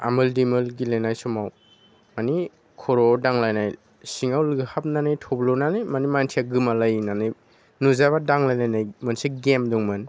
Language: Bodo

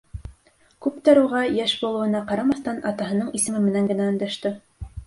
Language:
Bashkir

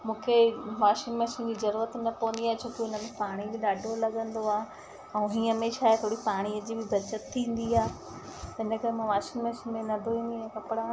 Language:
Sindhi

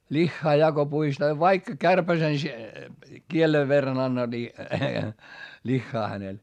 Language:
Finnish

